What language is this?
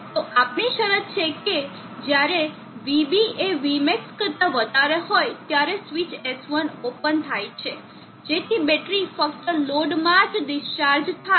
Gujarati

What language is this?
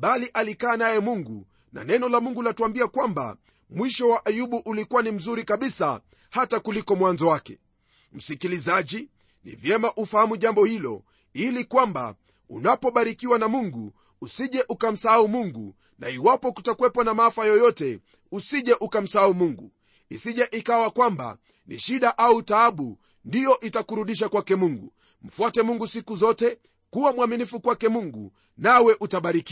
Swahili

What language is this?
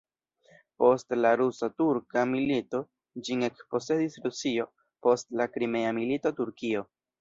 Esperanto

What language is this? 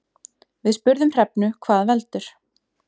Icelandic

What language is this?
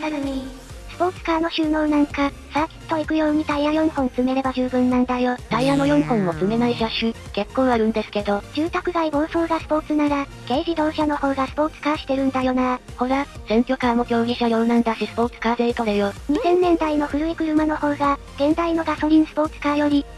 Japanese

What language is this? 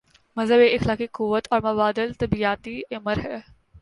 Urdu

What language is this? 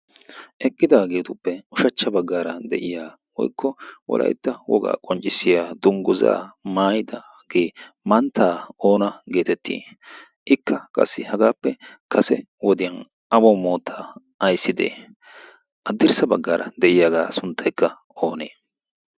Wolaytta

